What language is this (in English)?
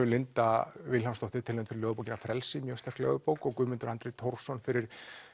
Icelandic